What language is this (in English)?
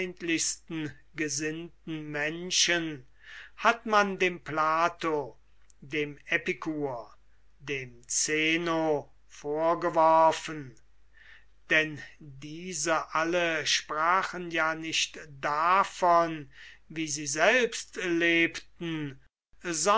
German